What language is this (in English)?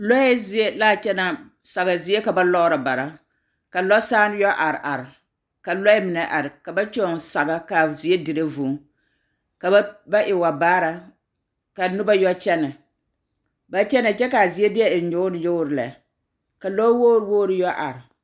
Southern Dagaare